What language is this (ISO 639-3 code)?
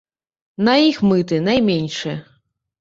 bel